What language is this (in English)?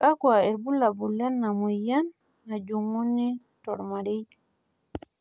Masai